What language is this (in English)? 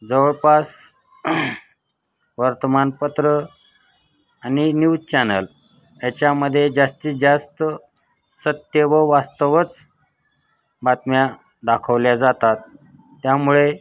Marathi